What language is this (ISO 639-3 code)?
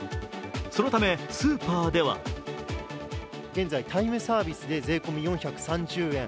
jpn